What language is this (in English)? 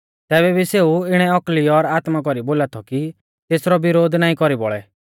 Mahasu Pahari